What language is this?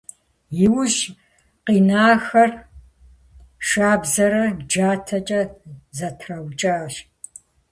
Kabardian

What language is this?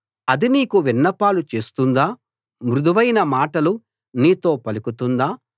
Telugu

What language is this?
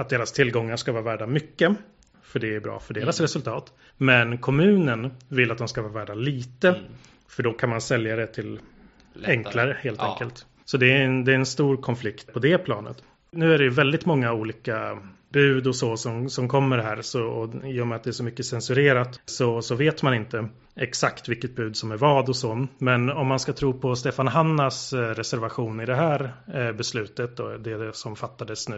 Swedish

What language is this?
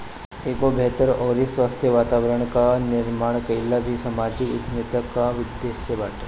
Bhojpuri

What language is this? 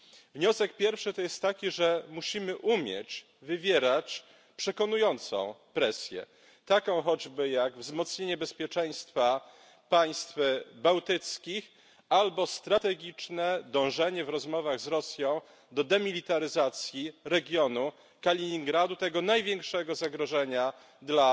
Polish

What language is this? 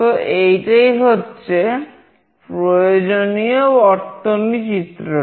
Bangla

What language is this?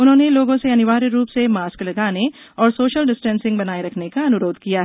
Hindi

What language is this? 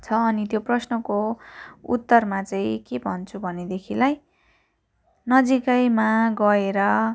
Nepali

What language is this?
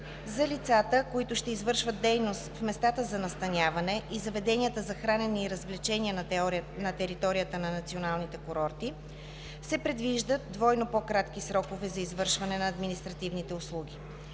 Bulgarian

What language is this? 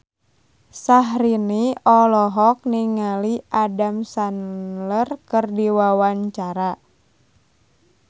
Sundanese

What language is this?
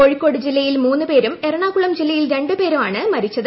Malayalam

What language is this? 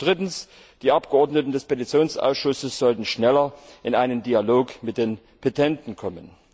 German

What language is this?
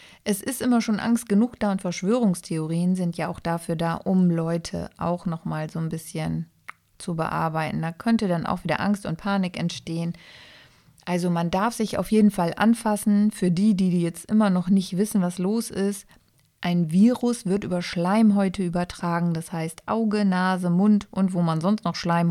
German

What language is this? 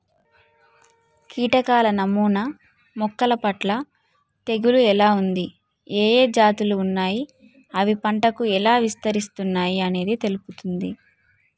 Telugu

